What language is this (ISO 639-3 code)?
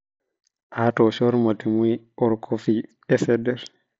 mas